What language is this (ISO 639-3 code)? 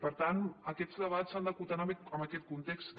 cat